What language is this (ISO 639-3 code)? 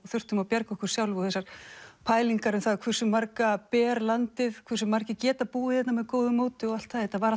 isl